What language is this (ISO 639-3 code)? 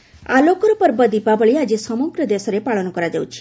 ori